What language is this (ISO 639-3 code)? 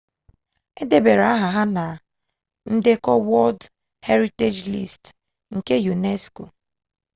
ibo